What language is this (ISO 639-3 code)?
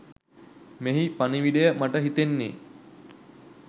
sin